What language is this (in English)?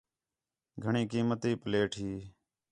Khetrani